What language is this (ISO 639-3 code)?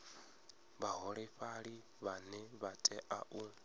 ven